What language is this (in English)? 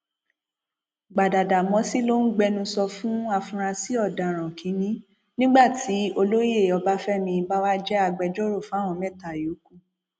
Yoruba